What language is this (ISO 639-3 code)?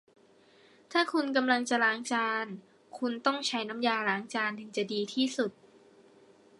tha